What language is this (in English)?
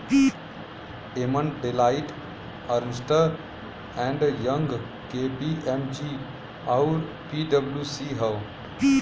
Bhojpuri